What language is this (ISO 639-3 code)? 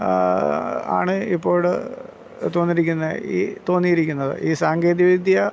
mal